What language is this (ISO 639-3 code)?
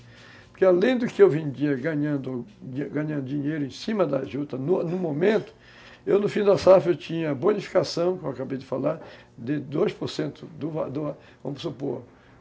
por